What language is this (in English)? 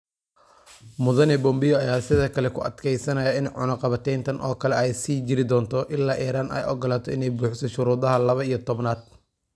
Somali